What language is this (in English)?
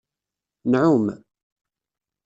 Kabyle